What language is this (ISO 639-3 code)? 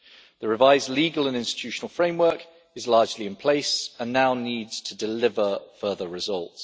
eng